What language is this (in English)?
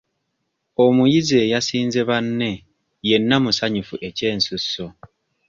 Ganda